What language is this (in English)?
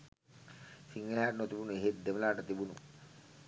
Sinhala